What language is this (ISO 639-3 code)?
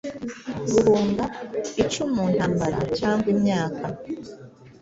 kin